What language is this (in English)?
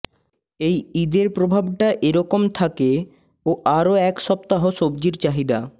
Bangla